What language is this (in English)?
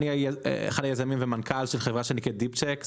Hebrew